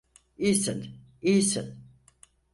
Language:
Turkish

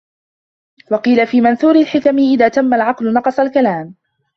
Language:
Arabic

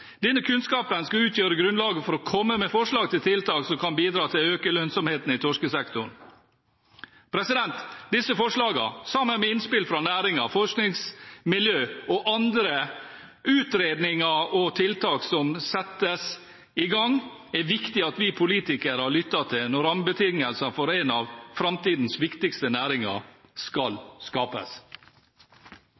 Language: Norwegian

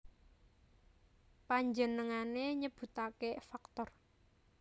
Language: Javanese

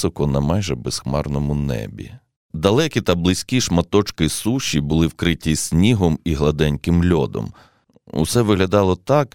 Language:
Ukrainian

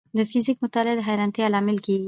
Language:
Pashto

